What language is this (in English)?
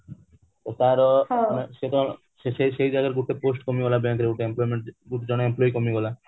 Odia